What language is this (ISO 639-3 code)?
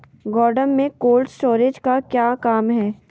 mag